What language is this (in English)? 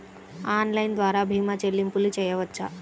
Telugu